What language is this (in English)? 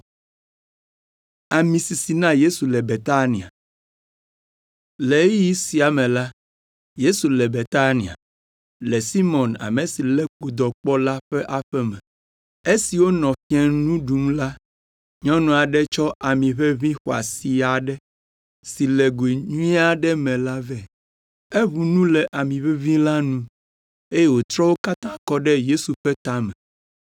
Ewe